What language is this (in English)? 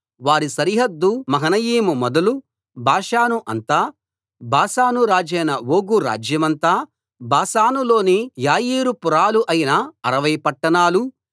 Telugu